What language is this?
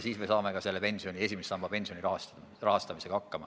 Estonian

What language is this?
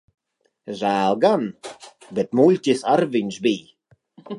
Latvian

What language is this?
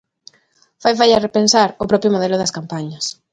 Galician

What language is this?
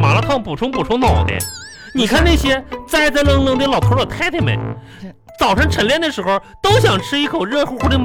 Chinese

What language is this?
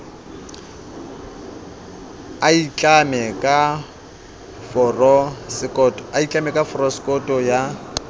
Southern Sotho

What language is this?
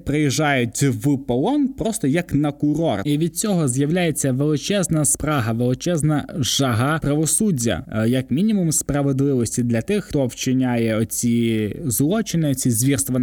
Ukrainian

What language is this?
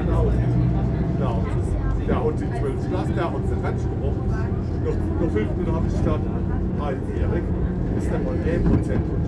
German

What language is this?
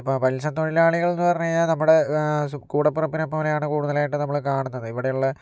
Malayalam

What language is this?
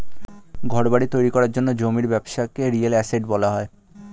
Bangla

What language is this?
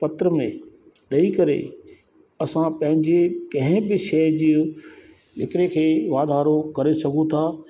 Sindhi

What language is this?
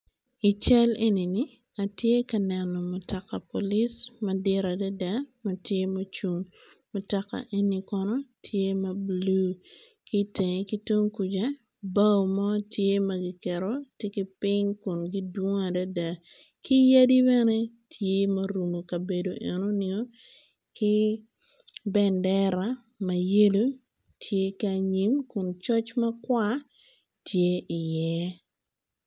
Acoli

